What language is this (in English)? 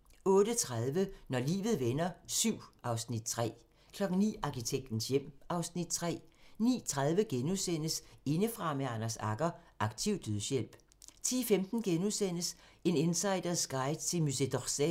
Danish